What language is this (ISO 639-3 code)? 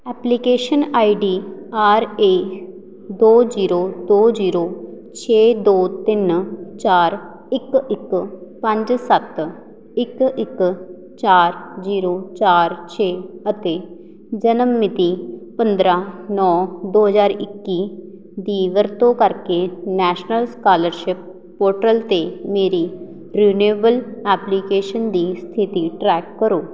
pan